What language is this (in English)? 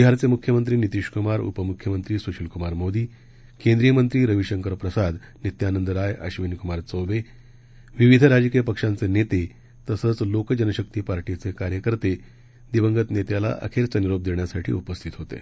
Marathi